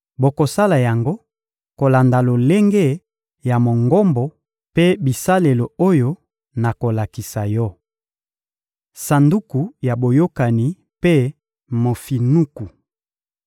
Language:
Lingala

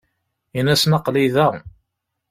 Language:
Kabyle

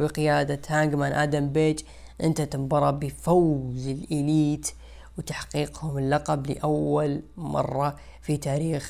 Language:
Arabic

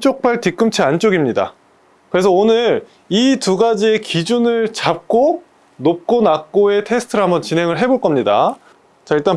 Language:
Korean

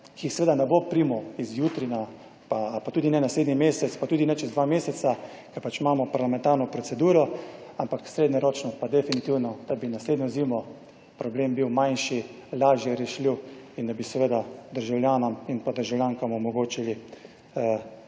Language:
Slovenian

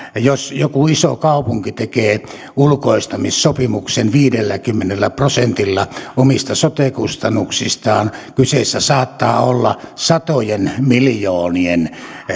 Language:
Finnish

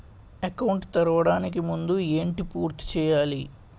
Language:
Telugu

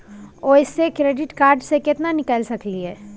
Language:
Maithili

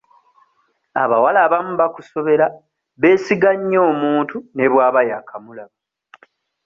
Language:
Ganda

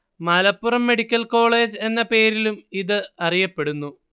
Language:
Malayalam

